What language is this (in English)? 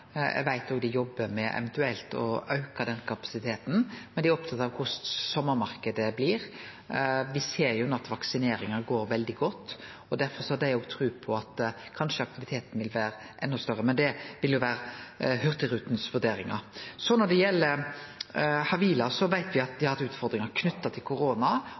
Norwegian Nynorsk